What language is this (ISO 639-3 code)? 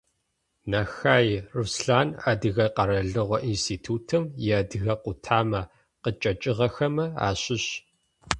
ady